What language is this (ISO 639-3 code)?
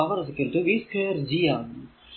mal